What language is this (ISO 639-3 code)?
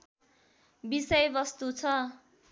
nep